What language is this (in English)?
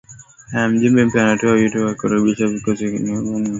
Swahili